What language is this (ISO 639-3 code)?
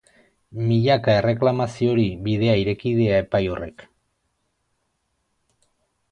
eus